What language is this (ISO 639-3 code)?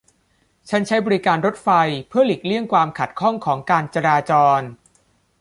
tha